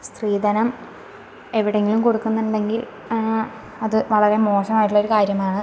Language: Malayalam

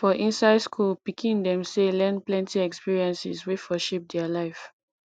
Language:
Nigerian Pidgin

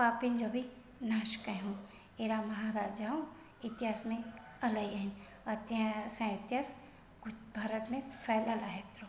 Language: Sindhi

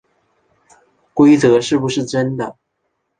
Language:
Chinese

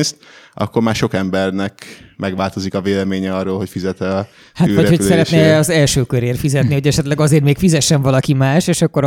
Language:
Hungarian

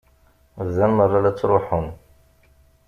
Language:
Kabyle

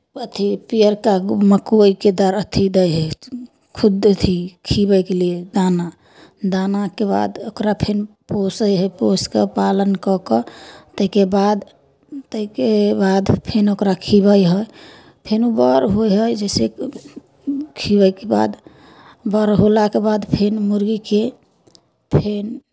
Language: Maithili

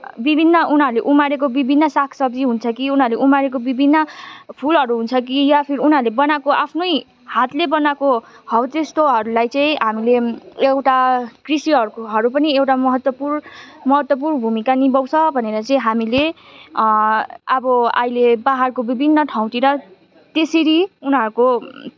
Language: Nepali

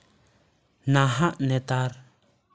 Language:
Santali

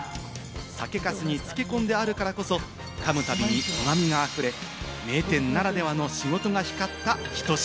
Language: Japanese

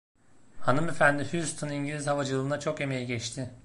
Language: Turkish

